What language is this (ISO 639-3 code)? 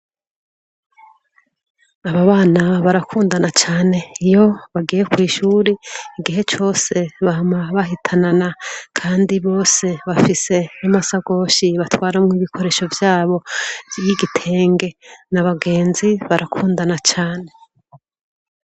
run